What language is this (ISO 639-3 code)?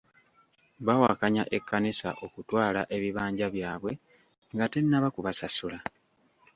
lug